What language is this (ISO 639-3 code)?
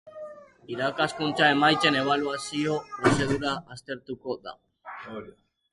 eus